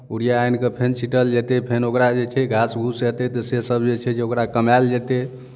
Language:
Maithili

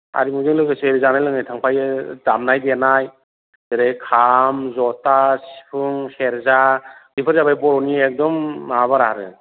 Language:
Bodo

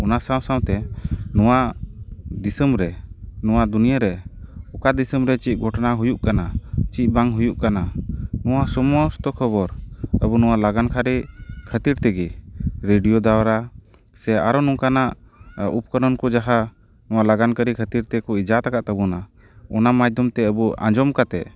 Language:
Santali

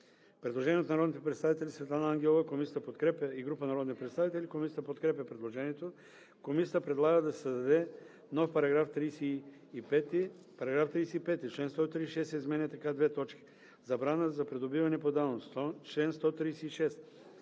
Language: Bulgarian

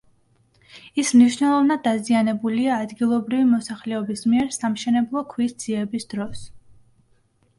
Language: Georgian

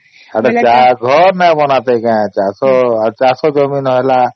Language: Odia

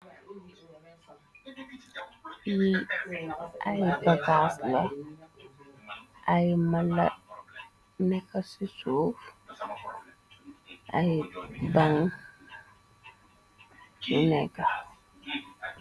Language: Wolof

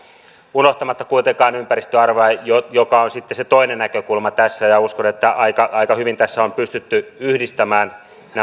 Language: Finnish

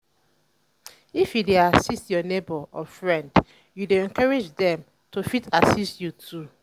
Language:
Nigerian Pidgin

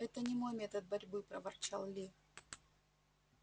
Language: Russian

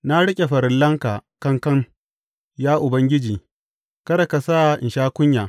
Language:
Hausa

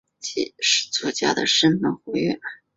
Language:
Chinese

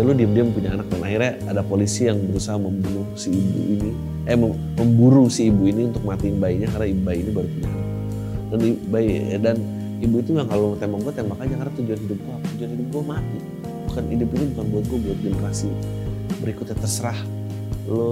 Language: Indonesian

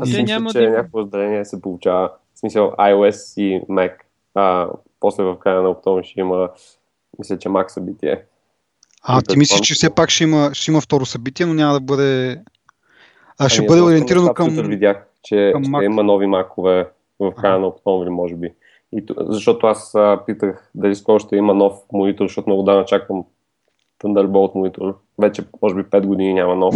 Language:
Bulgarian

